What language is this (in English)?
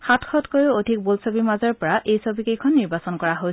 Assamese